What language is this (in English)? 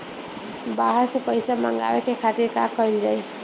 Bhojpuri